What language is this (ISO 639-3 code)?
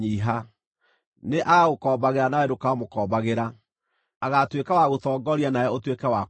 kik